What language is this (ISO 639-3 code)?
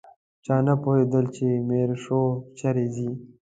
pus